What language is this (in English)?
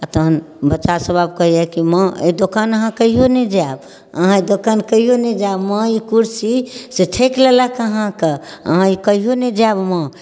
Maithili